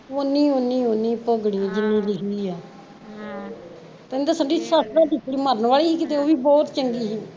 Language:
Punjabi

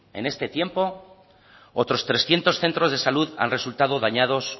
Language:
Spanish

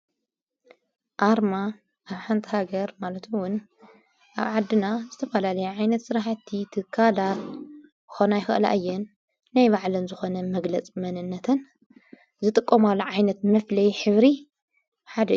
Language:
Tigrinya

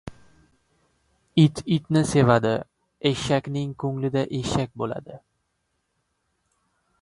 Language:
Uzbek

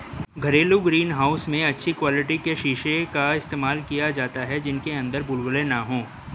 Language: Hindi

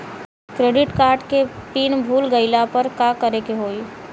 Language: Bhojpuri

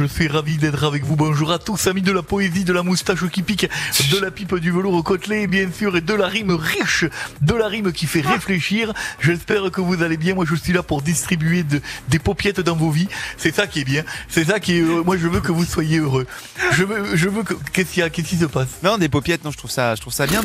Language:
French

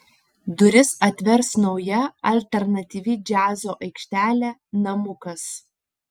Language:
Lithuanian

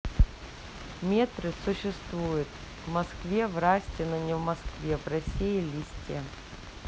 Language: Russian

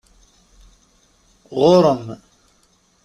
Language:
Kabyle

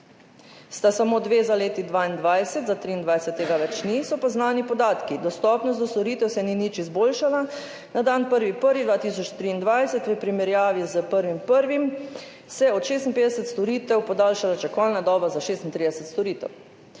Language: Slovenian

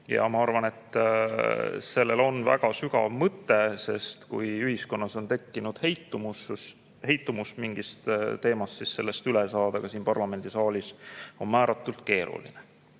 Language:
Estonian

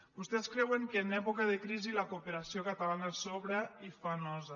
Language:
Catalan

